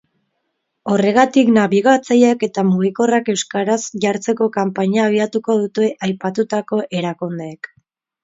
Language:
Basque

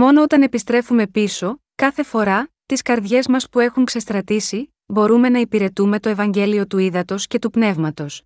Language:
Greek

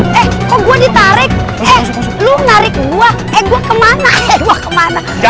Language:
Indonesian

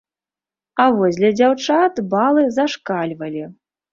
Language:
Belarusian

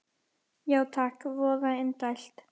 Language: Icelandic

